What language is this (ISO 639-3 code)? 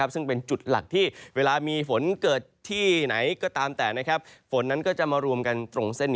tha